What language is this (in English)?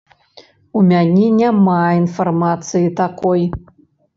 Belarusian